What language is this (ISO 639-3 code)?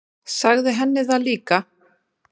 isl